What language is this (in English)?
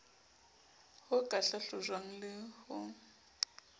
Southern Sotho